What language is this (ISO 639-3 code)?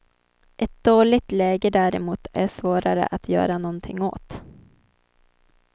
swe